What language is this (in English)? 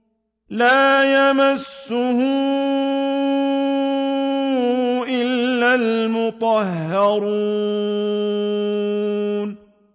Arabic